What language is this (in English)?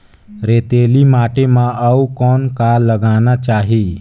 Chhattisgarhi